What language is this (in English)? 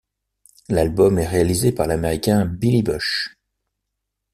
French